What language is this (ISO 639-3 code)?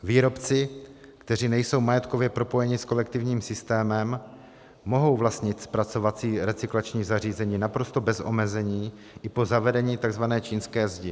ces